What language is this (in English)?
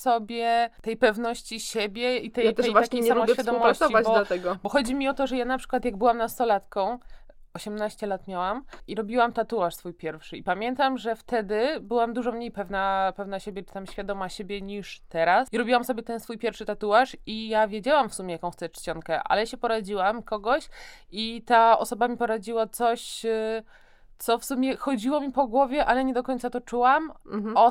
Polish